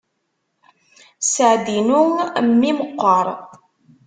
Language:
Kabyle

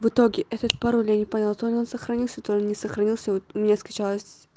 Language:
Russian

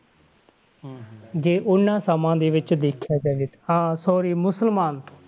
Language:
Punjabi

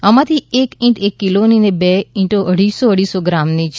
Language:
Gujarati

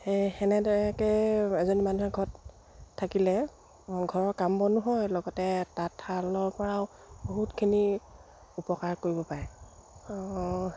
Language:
Assamese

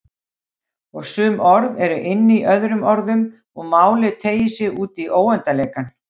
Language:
Icelandic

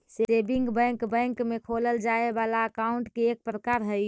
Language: Magahi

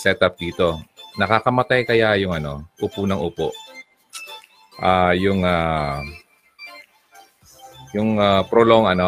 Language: Filipino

